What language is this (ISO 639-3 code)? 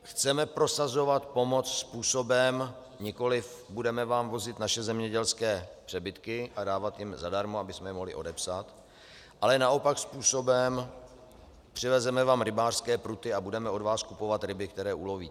ces